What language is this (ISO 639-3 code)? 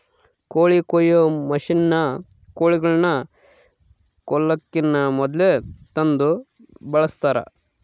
kan